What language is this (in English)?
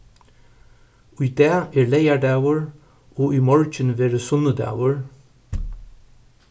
Faroese